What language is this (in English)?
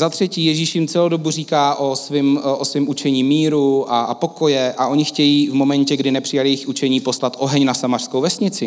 Czech